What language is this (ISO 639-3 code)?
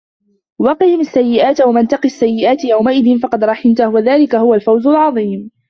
ara